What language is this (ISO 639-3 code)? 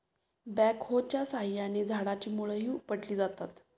mar